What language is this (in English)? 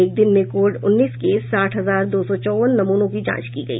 Hindi